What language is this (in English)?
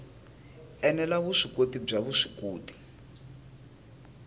Tsonga